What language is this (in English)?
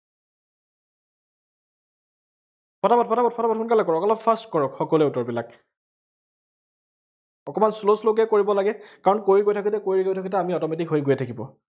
Assamese